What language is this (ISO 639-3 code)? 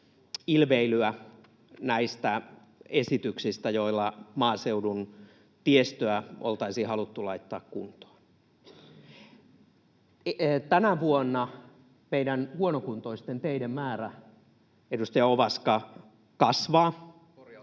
fin